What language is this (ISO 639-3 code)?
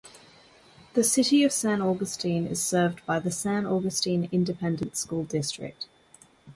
eng